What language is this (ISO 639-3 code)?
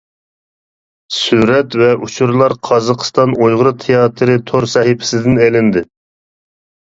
uig